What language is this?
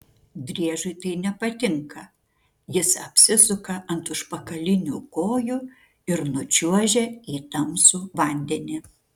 Lithuanian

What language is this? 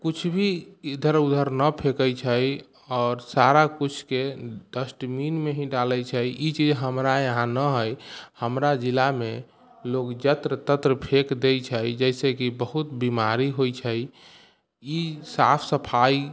Maithili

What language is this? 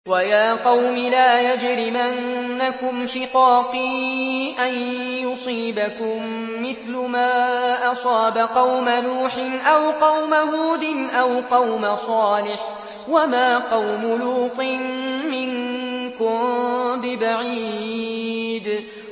Arabic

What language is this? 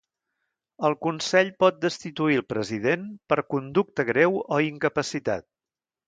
Catalan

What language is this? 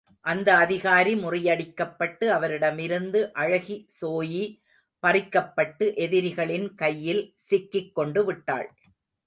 Tamil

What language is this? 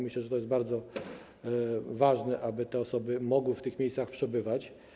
Polish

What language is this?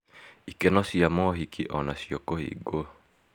Kikuyu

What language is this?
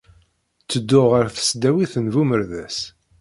Kabyle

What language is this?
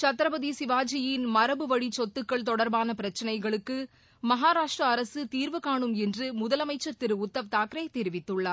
Tamil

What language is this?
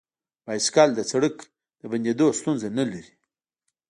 Pashto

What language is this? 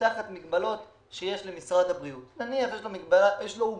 Hebrew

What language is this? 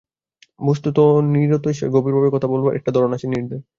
Bangla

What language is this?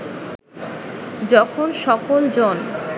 Bangla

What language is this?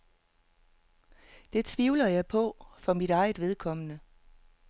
Danish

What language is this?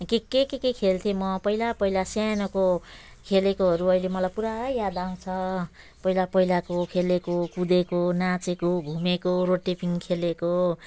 Nepali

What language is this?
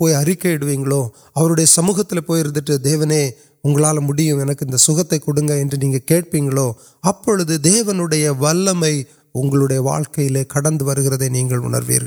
Urdu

